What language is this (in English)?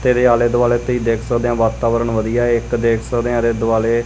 Punjabi